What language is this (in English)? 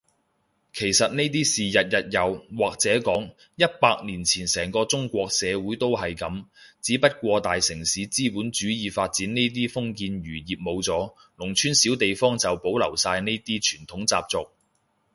Cantonese